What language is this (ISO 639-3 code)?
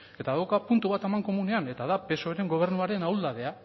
eus